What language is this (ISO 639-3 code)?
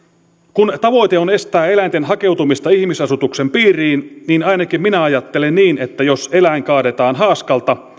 fin